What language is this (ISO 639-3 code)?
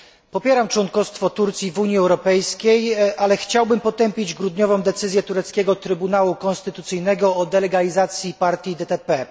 pol